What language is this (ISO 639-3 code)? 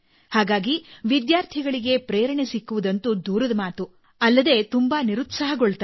kan